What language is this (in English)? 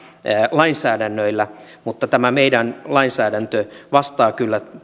Finnish